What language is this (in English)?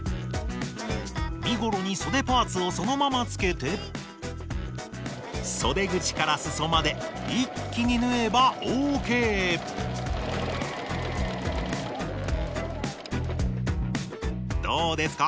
Japanese